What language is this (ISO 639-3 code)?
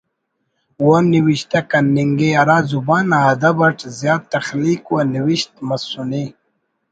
brh